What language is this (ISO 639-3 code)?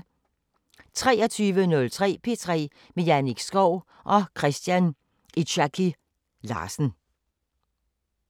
dan